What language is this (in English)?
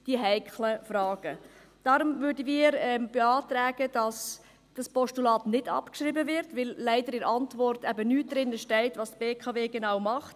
Swiss German